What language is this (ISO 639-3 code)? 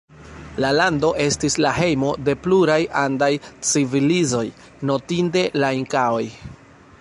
epo